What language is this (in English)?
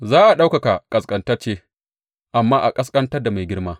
Hausa